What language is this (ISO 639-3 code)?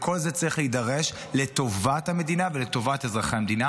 heb